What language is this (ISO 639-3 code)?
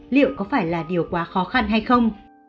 vie